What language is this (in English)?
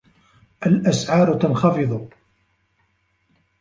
Arabic